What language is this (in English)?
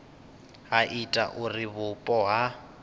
Venda